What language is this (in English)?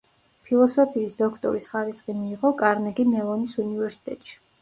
Georgian